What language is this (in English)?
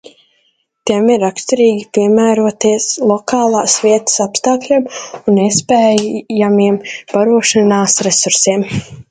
Latvian